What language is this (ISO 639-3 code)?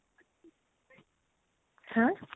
asm